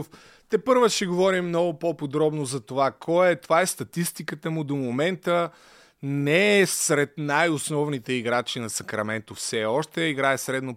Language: Bulgarian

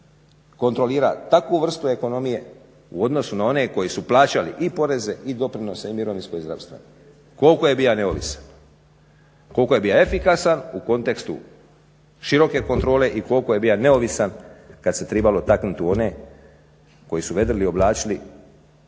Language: Croatian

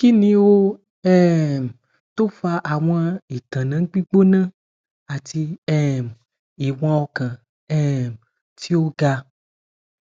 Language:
Yoruba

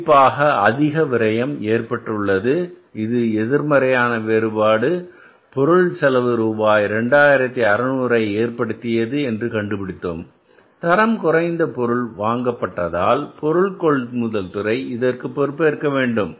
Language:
Tamil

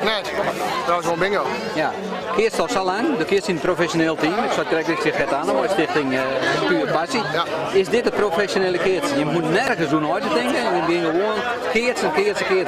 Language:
Dutch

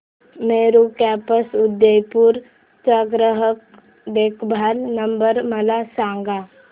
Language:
Marathi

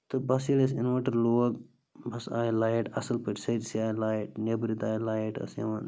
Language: Kashmiri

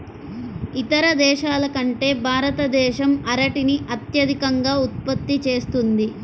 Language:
Telugu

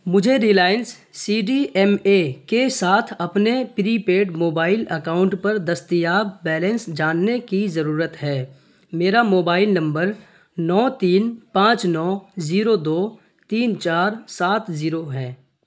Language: Urdu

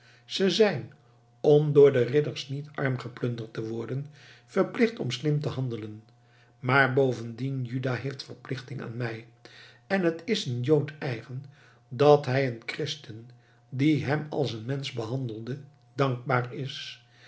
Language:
Dutch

